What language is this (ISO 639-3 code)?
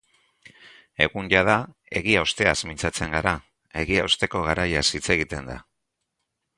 eus